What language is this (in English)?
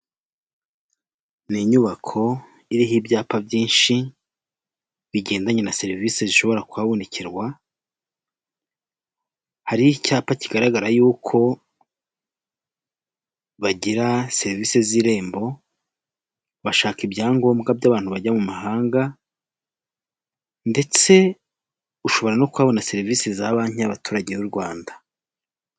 Kinyarwanda